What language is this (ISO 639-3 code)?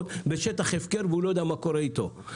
heb